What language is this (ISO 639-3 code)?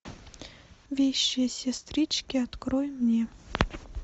rus